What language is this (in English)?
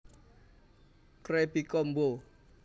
Javanese